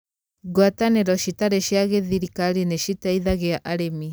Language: Kikuyu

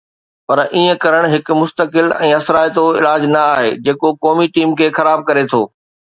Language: Sindhi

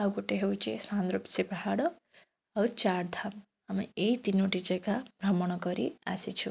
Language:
Odia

